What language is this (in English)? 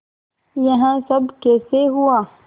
Hindi